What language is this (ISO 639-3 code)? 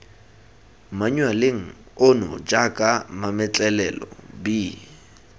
tsn